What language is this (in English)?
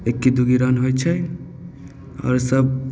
Maithili